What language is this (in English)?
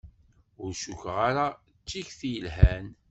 Kabyle